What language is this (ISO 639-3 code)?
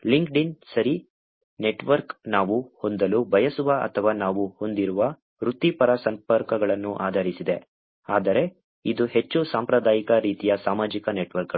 kan